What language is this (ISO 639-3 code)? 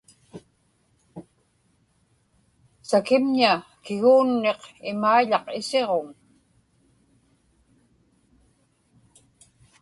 ipk